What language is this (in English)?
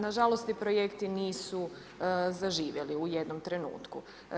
Croatian